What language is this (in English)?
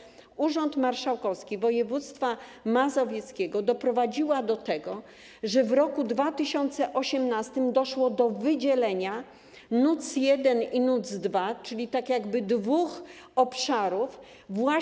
Polish